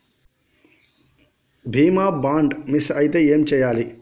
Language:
Telugu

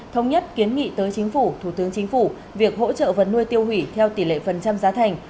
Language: Vietnamese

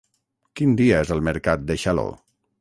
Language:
Catalan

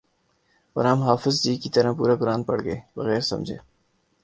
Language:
Urdu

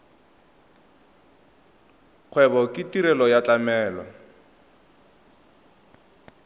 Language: Tswana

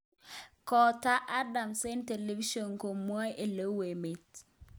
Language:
Kalenjin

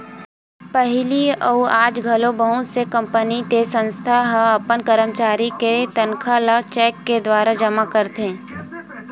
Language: Chhattisgarhi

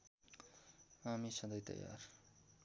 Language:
Nepali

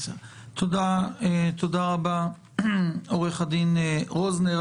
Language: Hebrew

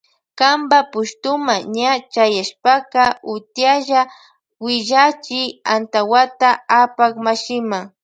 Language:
Loja Highland Quichua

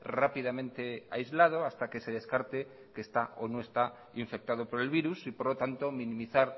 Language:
Spanish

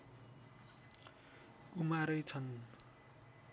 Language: Nepali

